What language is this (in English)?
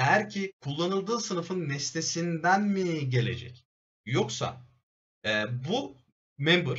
Turkish